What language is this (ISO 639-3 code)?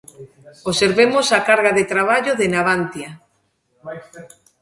glg